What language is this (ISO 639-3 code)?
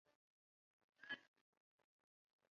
zho